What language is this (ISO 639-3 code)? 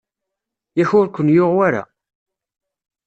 kab